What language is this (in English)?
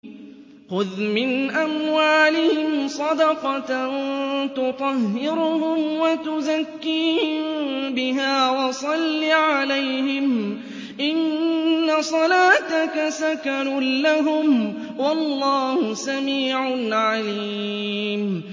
Arabic